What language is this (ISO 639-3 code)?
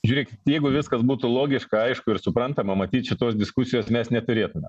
lit